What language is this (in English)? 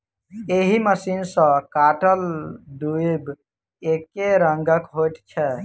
Maithili